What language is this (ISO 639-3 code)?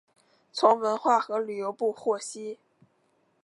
zho